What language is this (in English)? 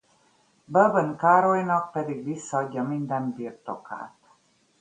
Hungarian